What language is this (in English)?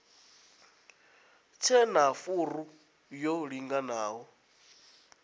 Venda